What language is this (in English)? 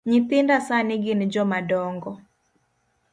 Luo (Kenya and Tanzania)